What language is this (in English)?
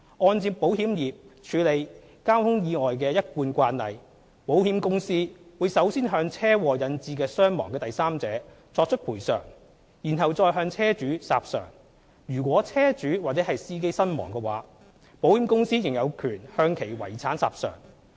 Cantonese